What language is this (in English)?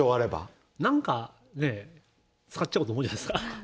Japanese